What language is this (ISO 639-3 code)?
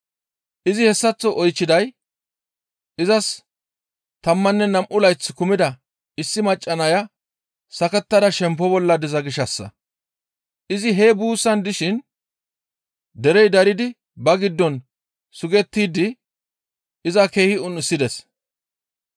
gmv